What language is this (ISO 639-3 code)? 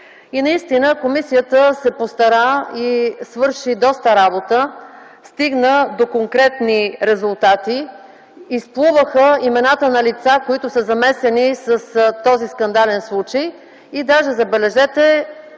bul